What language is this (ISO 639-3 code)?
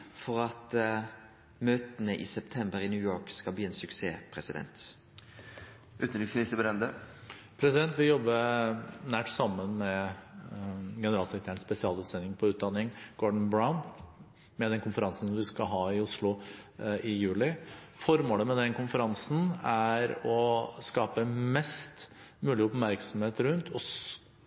nor